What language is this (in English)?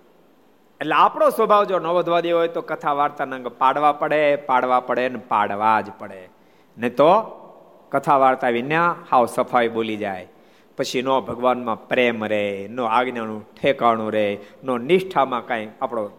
Gujarati